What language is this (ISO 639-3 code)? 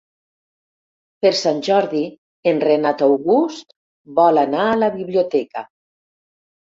cat